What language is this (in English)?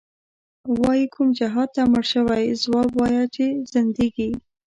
Pashto